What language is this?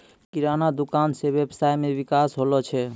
Maithili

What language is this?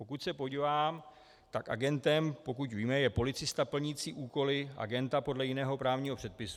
Czech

